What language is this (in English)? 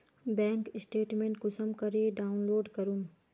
Magahi